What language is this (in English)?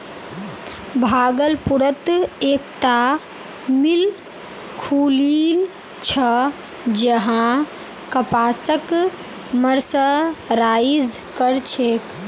Magahi